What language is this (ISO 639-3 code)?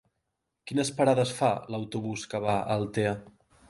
cat